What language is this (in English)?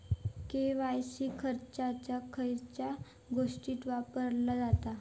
Marathi